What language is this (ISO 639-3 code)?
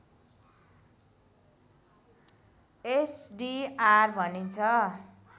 nep